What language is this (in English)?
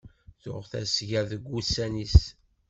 Kabyle